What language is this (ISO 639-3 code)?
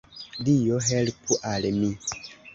epo